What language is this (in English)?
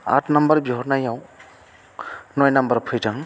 Bodo